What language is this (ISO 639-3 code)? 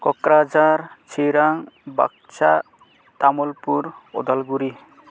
brx